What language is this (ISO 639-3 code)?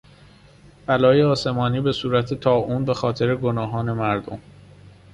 fas